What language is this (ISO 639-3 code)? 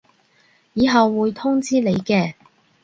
yue